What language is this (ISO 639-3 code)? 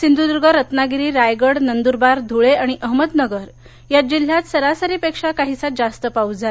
mar